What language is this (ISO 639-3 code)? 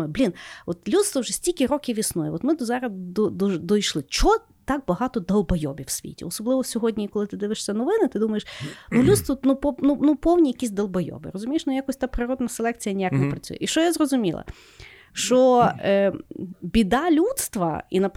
ukr